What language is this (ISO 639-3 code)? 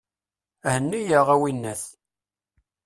kab